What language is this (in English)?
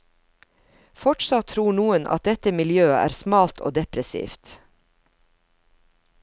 Norwegian